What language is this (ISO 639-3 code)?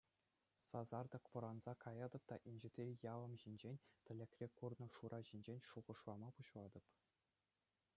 chv